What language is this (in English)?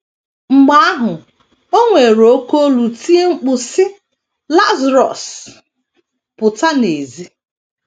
Igbo